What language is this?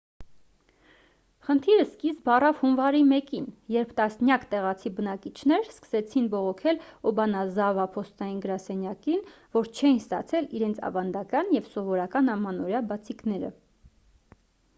Armenian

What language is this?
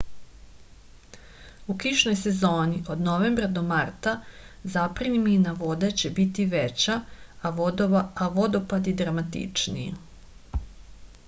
Serbian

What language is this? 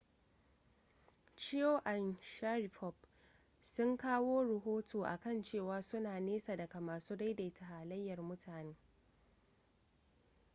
Hausa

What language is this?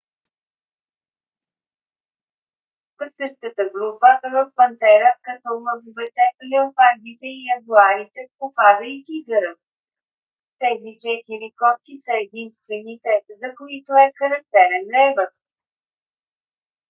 Bulgarian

